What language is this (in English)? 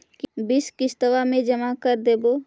Magahi